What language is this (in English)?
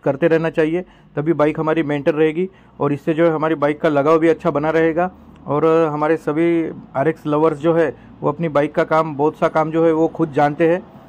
Hindi